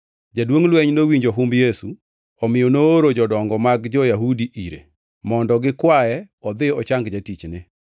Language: Luo (Kenya and Tanzania)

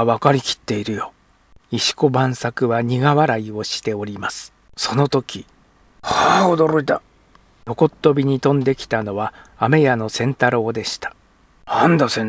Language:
Japanese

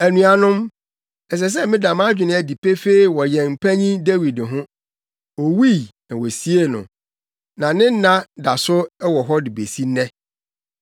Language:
Akan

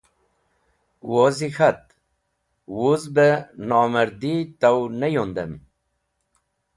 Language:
Wakhi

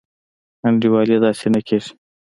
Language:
Pashto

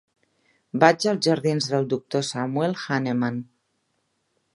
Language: Catalan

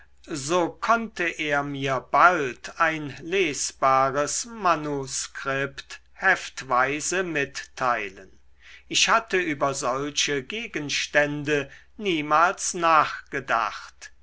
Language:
German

